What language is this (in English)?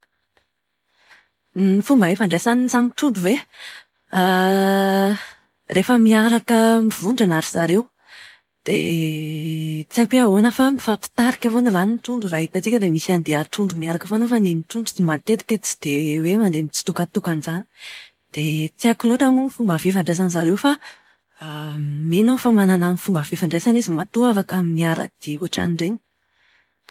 Malagasy